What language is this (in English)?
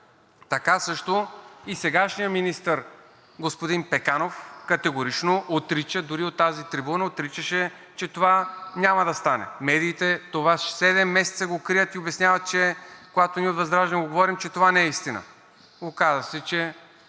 Bulgarian